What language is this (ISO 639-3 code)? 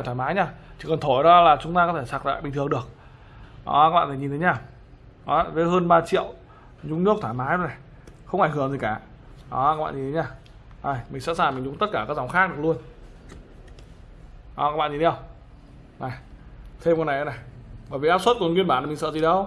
vie